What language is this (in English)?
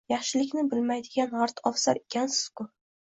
Uzbek